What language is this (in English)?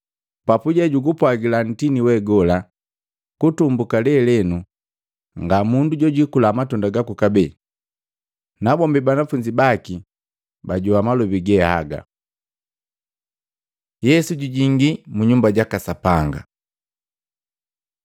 Matengo